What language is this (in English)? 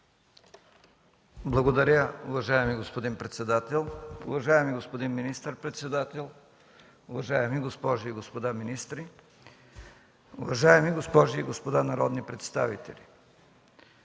Bulgarian